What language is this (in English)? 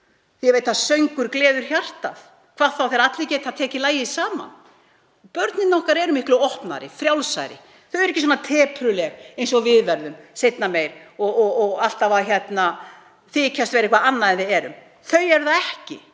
Icelandic